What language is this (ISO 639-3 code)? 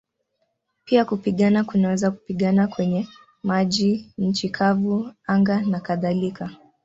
swa